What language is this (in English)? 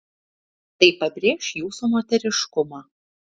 Lithuanian